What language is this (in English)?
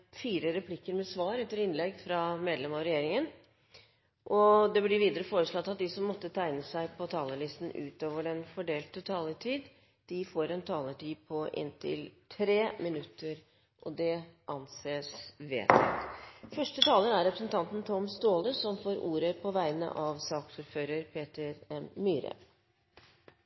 Norwegian Bokmål